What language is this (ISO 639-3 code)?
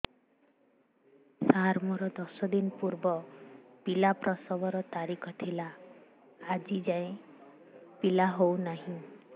ori